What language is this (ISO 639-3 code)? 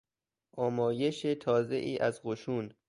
fas